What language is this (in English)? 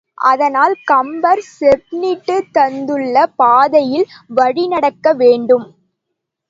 Tamil